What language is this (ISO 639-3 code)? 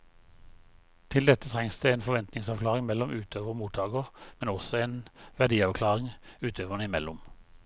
nor